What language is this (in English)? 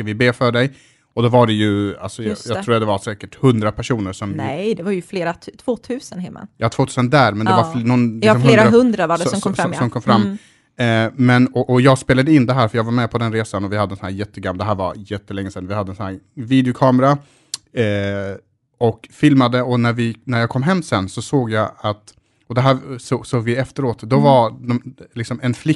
Swedish